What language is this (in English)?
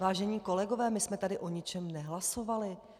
Czech